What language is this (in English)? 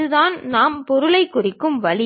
Tamil